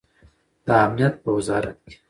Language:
Pashto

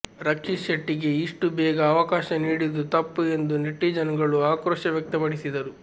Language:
Kannada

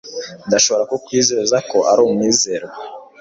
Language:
Kinyarwanda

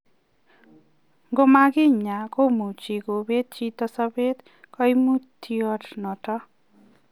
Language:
Kalenjin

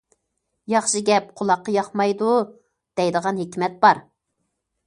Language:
Uyghur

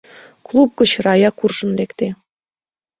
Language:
Mari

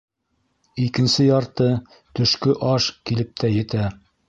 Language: Bashkir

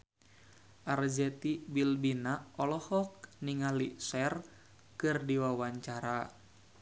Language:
Sundanese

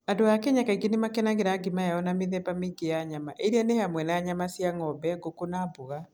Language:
Kikuyu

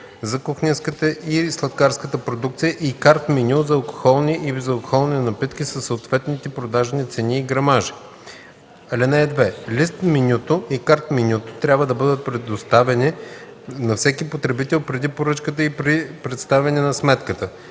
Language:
Bulgarian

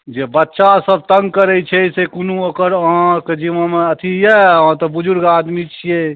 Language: Maithili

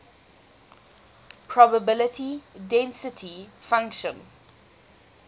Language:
English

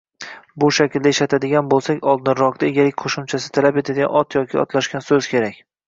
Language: Uzbek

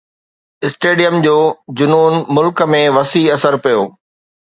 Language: Sindhi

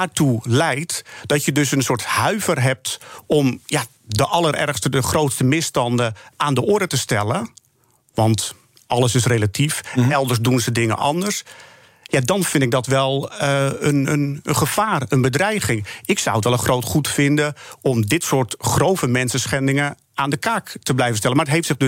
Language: Dutch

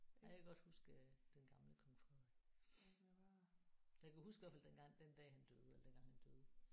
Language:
Danish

